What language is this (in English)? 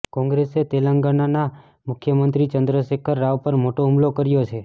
Gujarati